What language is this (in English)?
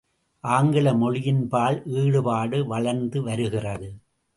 Tamil